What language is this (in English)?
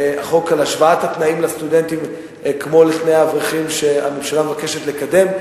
Hebrew